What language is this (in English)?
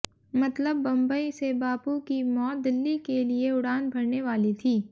Hindi